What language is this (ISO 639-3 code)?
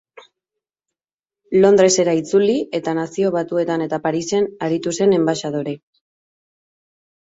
eus